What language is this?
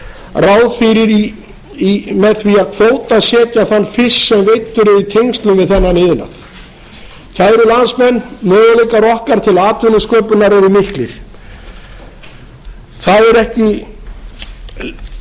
Icelandic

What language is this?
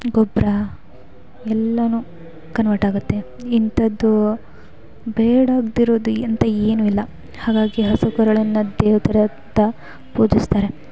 Kannada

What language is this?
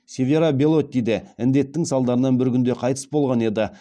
Kazakh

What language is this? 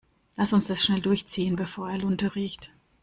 German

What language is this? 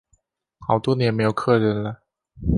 Chinese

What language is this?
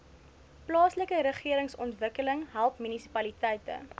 Afrikaans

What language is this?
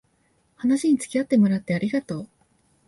Japanese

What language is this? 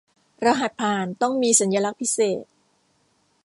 Thai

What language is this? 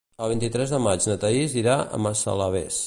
Catalan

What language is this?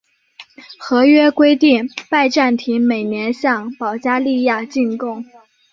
Chinese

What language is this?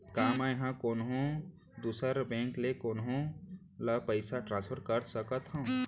Chhattisgarhi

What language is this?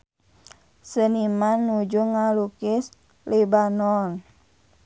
Sundanese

